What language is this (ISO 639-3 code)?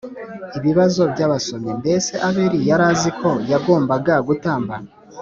kin